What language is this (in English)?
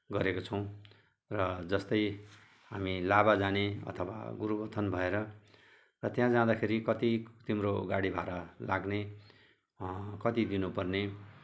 Nepali